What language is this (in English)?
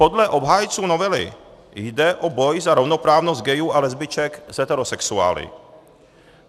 Czech